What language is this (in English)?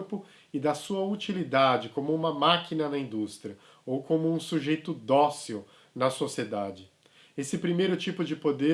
Portuguese